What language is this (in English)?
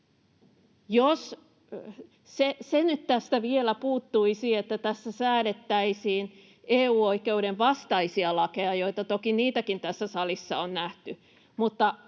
Finnish